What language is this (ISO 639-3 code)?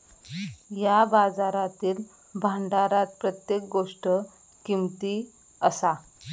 mar